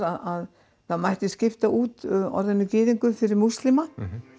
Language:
Icelandic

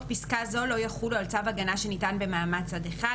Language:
Hebrew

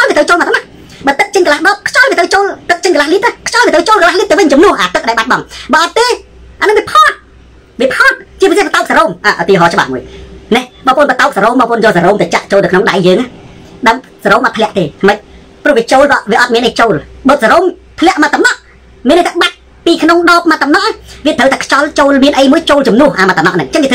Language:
Thai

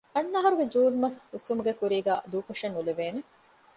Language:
Divehi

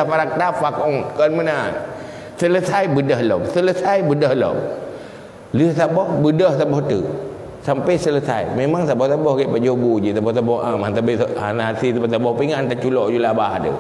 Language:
Malay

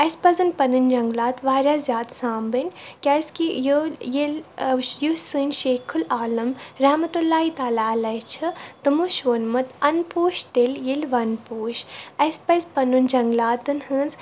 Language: Kashmiri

